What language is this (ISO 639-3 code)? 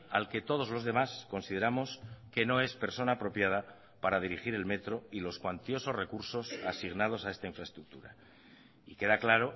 spa